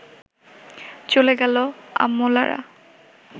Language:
Bangla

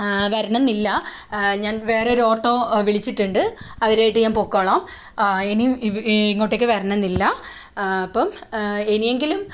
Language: Malayalam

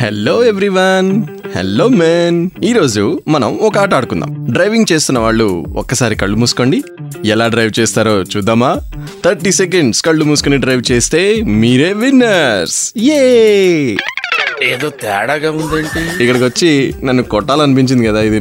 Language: Telugu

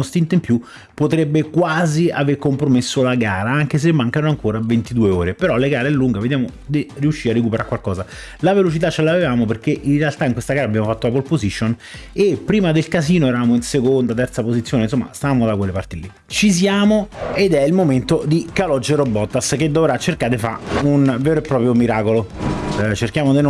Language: Italian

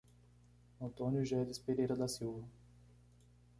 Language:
Portuguese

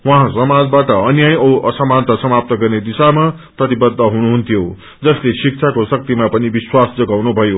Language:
Nepali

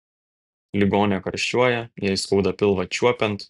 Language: Lithuanian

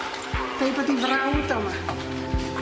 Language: Welsh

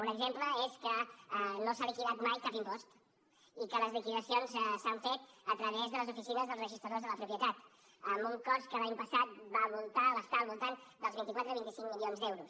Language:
Catalan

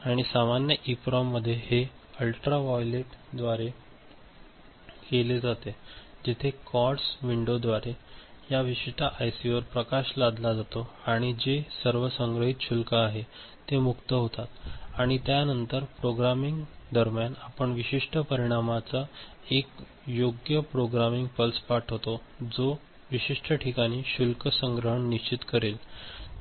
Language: Marathi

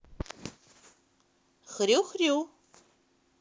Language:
Russian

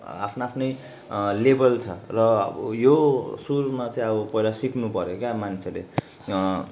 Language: Nepali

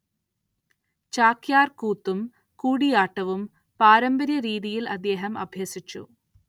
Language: Malayalam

